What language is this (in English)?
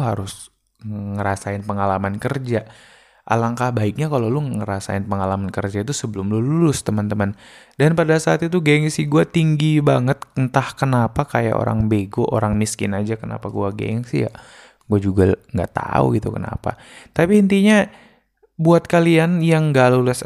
Indonesian